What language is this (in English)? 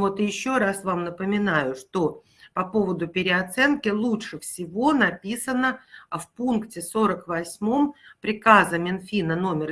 Russian